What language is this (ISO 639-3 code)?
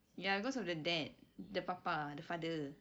eng